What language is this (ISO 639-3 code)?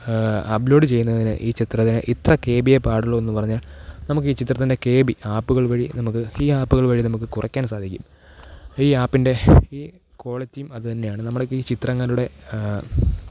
mal